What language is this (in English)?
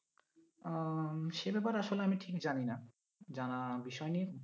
Bangla